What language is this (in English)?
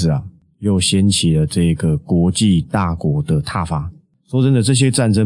Chinese